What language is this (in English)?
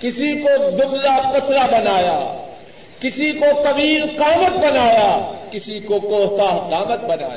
Urdu